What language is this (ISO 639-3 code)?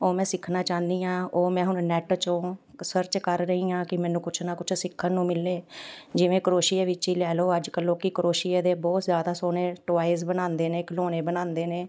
pan